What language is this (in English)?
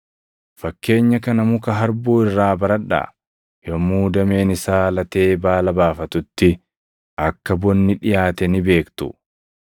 Oromo